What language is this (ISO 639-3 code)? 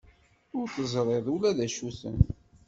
kab